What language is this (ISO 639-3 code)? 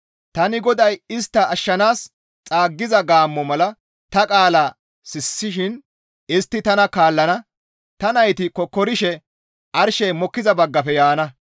gmv